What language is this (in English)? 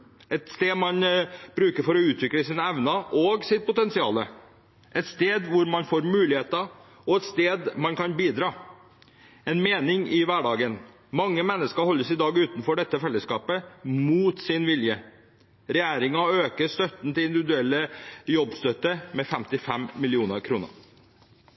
Norwegian Bokmål